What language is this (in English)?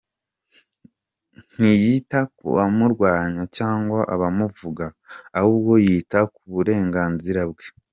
Kinyarwanda